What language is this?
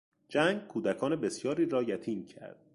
Persian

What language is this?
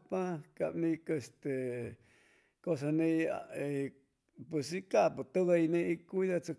Chimalapa Zoque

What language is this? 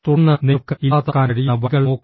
Malayalam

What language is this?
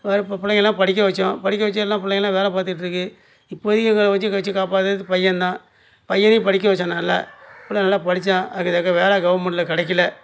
Tamil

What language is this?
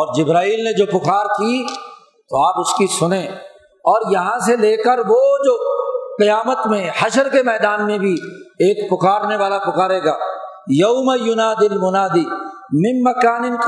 Urdu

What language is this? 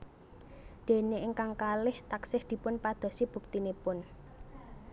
Javanese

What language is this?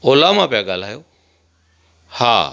Sindhi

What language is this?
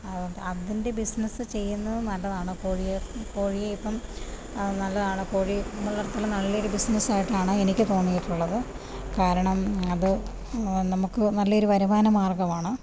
Malayalam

